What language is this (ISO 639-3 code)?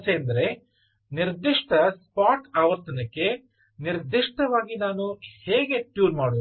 kan